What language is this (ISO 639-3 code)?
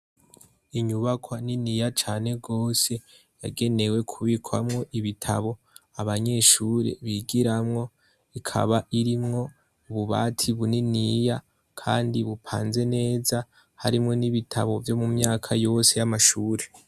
run